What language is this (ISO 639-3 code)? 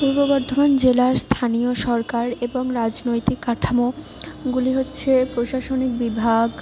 ben